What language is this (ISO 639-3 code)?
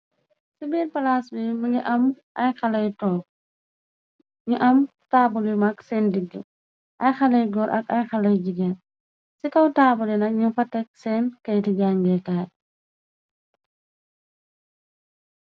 wol